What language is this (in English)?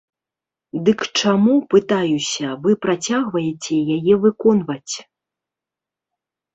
Belarusian